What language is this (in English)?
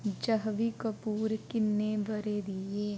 Dogri